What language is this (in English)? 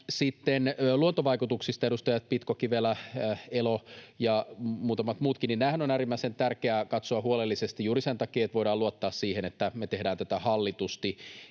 Finnish